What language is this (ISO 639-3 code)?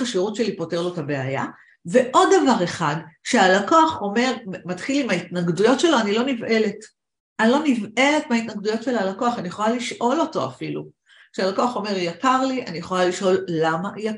heb